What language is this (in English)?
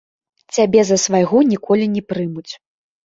Belarusian